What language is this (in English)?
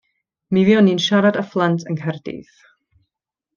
Welsh